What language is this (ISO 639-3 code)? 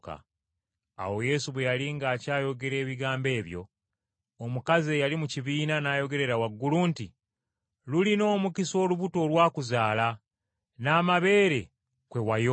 lug